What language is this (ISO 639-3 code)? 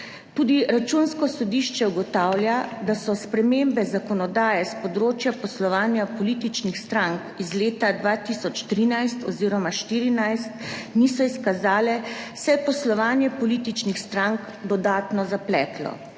slv